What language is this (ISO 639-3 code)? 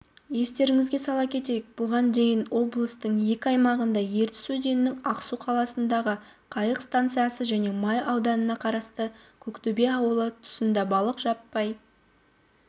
kaz